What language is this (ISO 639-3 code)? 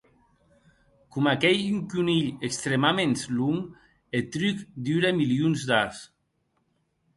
oci